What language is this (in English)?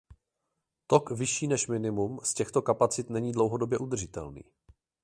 Czech